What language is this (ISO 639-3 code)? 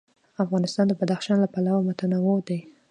pus